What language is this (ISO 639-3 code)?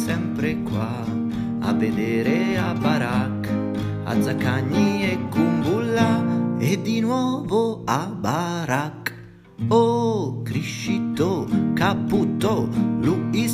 ita